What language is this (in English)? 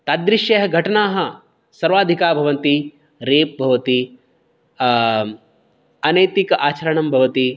Sanskrit